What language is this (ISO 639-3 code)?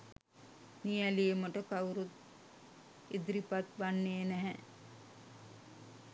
sin